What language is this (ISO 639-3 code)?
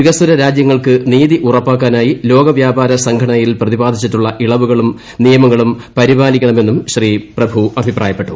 mal